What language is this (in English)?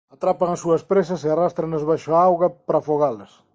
Galician